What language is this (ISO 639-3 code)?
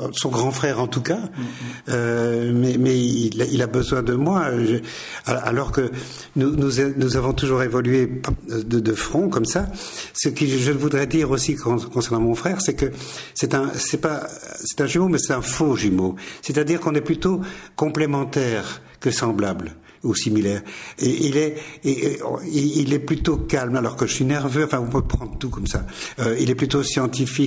fra